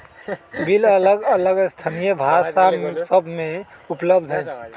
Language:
Magahi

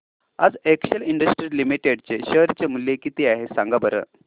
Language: Marathi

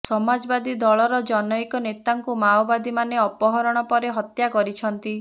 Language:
Odia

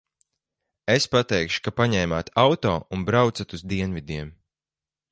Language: Latvian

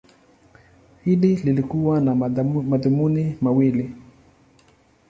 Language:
Swahili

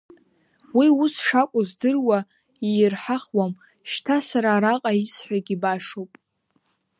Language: Abkhazian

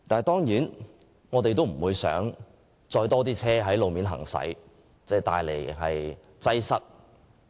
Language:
Cantonese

